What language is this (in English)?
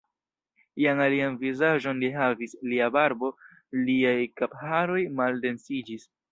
Esperanto